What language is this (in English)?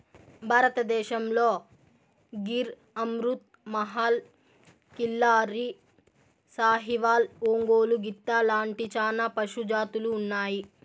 Telugu